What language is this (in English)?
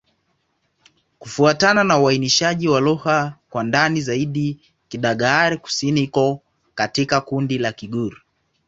Swahili